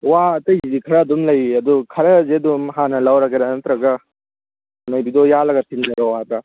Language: Manipuri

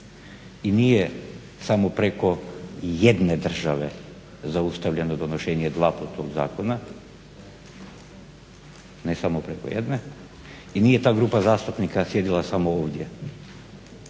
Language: Croatian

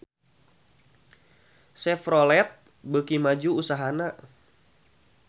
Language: Sundanese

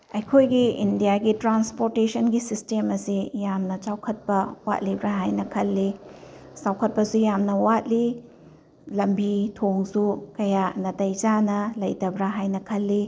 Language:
Manipuri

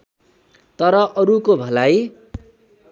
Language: Nepali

